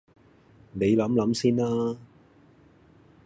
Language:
Cantonese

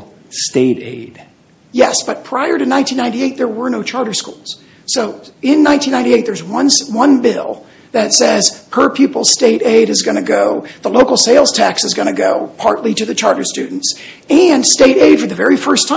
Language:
English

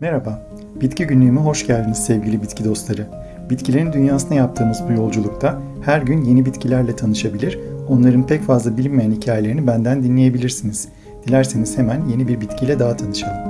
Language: Turkish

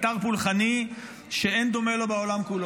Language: Hebrew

